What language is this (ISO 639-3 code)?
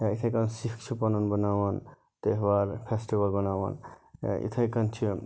kas